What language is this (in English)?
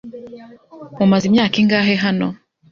Kinyarwanda